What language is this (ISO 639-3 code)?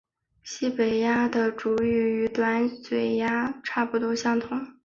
zho